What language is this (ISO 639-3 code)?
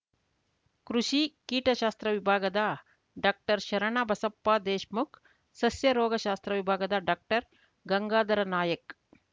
kan